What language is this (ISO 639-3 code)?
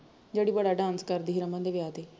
pan